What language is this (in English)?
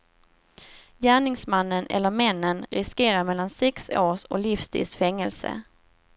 Swedish